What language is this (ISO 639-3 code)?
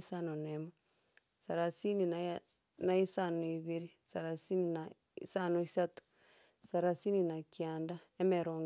guz